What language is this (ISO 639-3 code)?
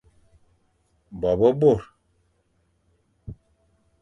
fan